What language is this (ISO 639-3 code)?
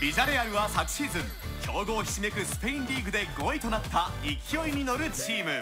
jpn